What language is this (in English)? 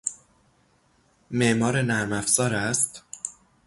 Persian